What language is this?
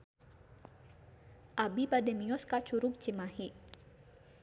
Sundanese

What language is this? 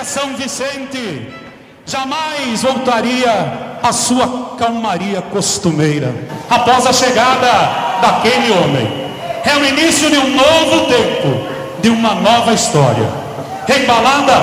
Portuguese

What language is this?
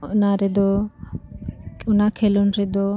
Santali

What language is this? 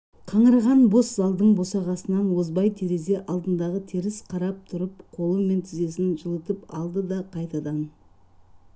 Kazakh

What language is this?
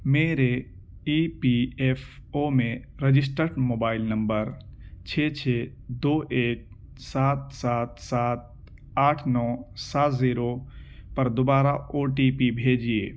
Urdu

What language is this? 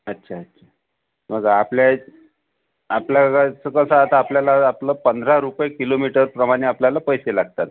Marathi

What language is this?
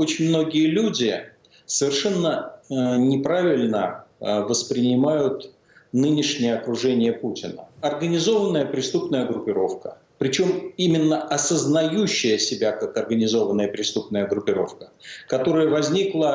Russian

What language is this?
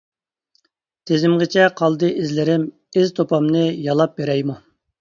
Uyghur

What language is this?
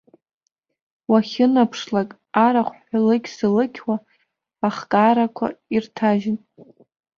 Abkhazian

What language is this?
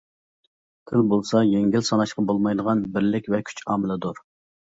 Uyghur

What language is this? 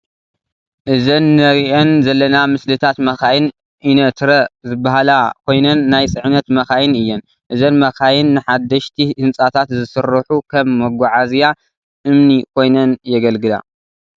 Tigrinya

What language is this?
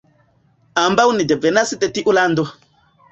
Esperanto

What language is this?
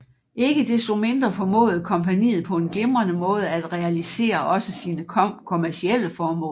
Danish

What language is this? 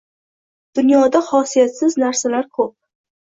Uzbek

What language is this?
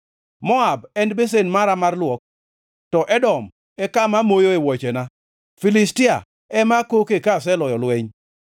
Luo (Kenya and Tanzania)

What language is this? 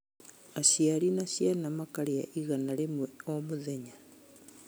Kikuyu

